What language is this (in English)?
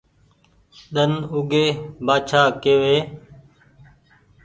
Goaria